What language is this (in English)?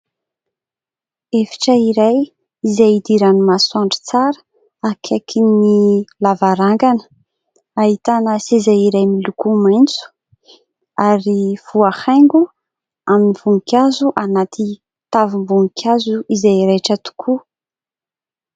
Malagasy